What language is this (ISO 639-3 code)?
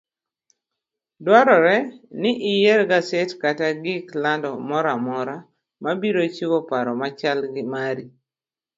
luo